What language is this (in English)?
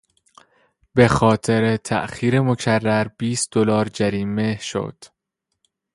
Persian